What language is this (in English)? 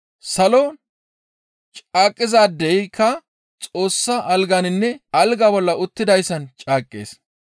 Gamo